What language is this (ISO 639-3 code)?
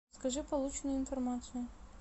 rus